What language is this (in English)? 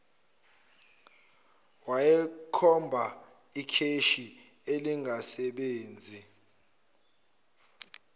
Zulu